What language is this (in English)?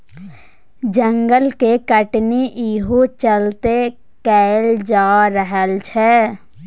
Maithili